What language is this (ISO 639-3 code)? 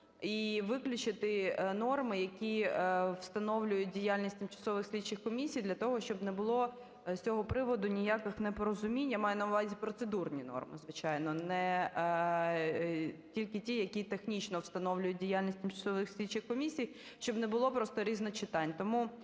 ukr